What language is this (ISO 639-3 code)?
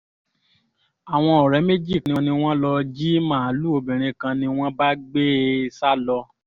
yor